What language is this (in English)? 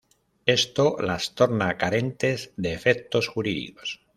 Spanish